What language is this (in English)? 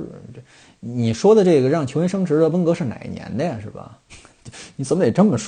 Chinese